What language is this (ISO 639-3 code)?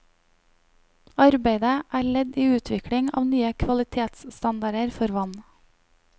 nor